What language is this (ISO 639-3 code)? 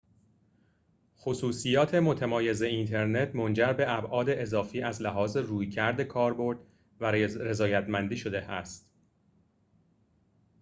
fas